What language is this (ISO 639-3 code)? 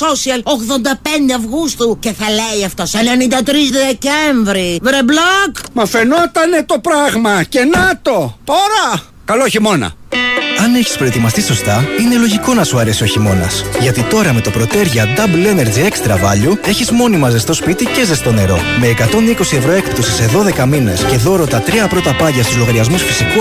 ell